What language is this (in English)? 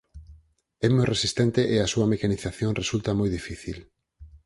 Galician